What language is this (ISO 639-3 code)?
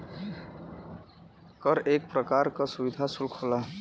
bho